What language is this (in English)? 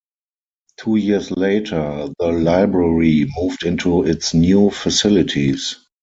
English